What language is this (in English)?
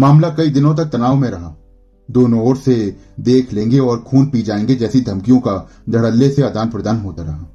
Hindi